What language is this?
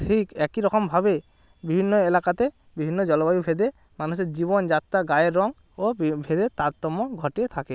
Bangla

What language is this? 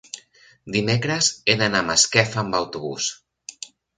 Catalan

